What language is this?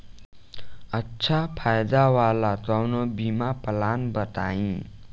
Bhojpuri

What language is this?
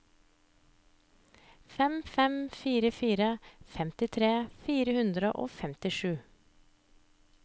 Norwegian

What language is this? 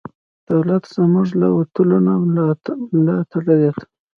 Pashto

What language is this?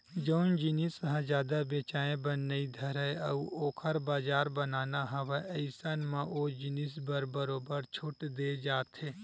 Chhattisgarhi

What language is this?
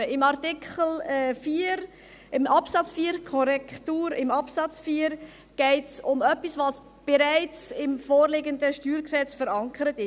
Swiss German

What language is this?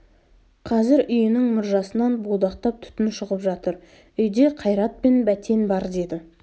Kazakh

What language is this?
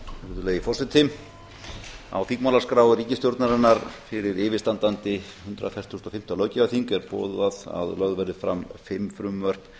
Icelandic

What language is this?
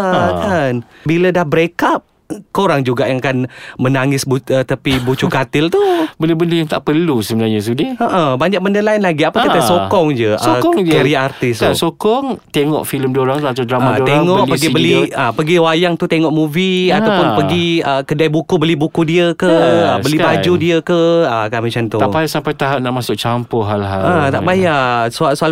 Malay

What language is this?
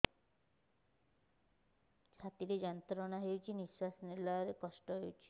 Odia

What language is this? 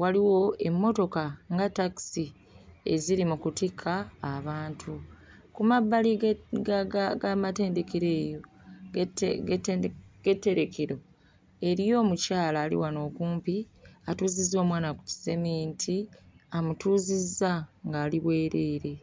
Ganda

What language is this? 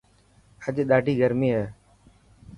Dhatki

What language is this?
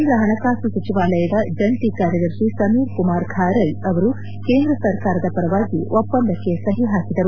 Kannada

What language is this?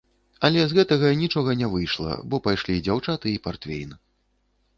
Belarusian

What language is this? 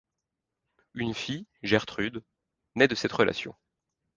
French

